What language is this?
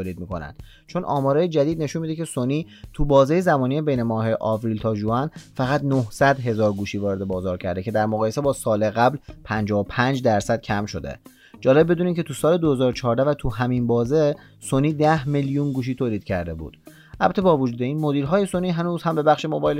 Persian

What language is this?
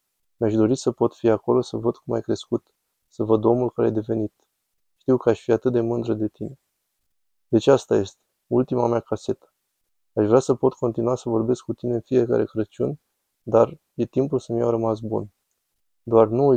Romanian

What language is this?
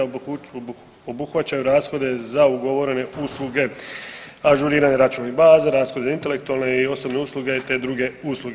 Croatian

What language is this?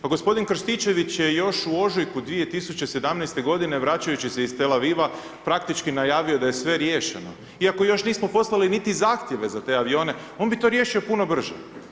Croatian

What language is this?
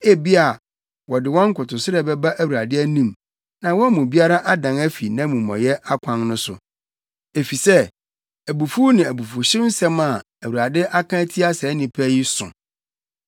Akan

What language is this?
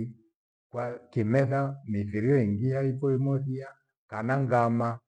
Gweno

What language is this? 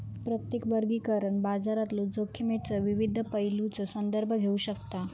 Marathi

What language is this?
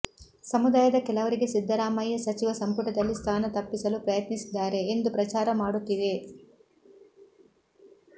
Kannada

